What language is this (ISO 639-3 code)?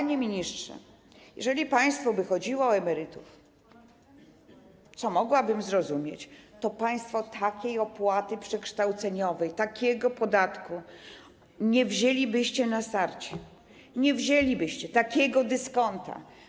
pol